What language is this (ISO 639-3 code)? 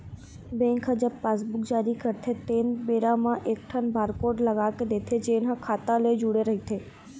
hne